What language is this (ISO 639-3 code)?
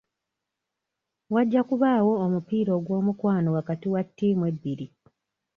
lug